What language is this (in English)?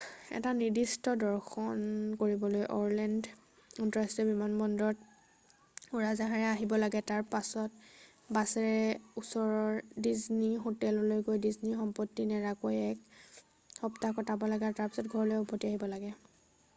Assamese